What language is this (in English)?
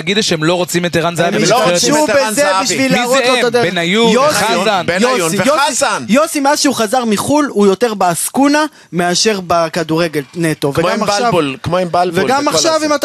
Hebrew